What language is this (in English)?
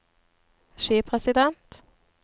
Norwegian